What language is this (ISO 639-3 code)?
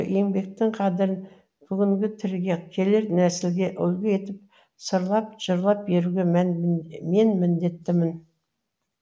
kaz